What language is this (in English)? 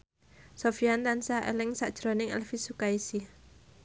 Javanese